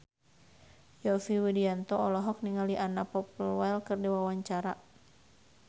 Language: Sundanese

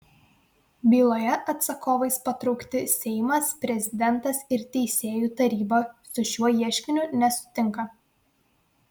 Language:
Lithuanian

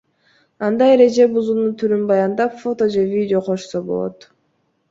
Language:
Kyrgyz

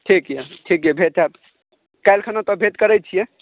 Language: Maithili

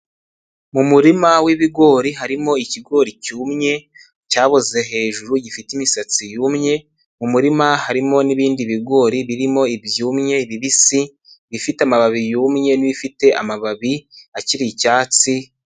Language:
Kinyarwanda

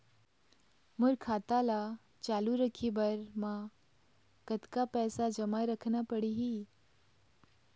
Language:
Chhattisgarhi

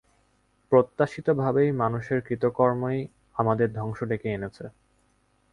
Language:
Bangla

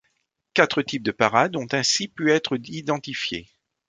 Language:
French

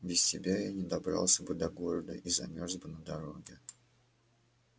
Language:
Russian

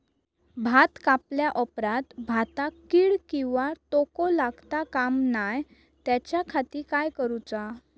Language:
Marathi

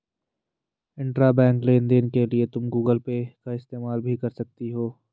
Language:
Hindi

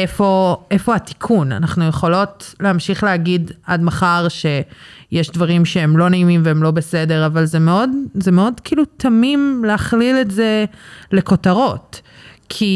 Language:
Hebrew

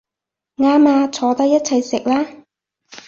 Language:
Cantonese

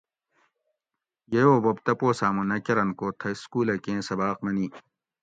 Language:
Gawri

